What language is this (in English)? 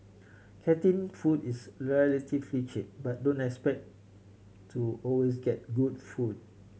English